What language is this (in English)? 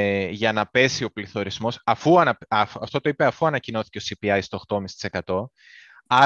Greek